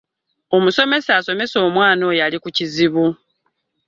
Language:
Ganda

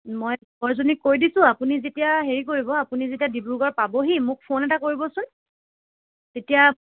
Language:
Assamese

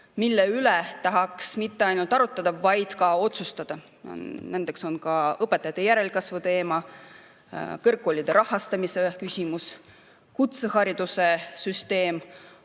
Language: Estonian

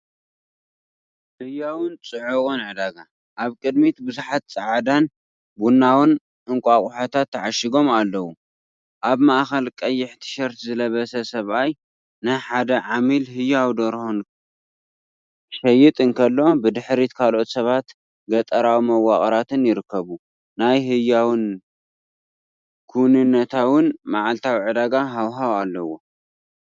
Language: Tigrinya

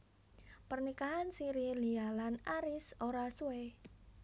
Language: Javanese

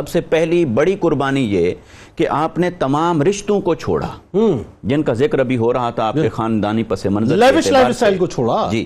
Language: Urdu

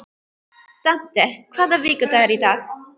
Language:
Icelandic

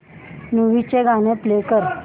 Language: Marathi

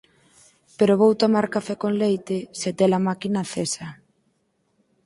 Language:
Galician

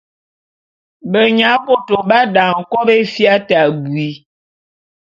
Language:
Bulu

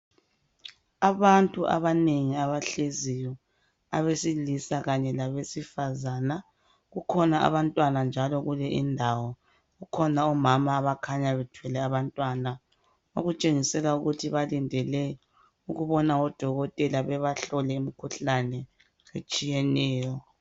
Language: North Ndebele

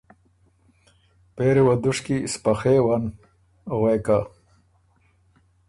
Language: Ormuri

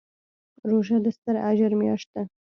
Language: Pashto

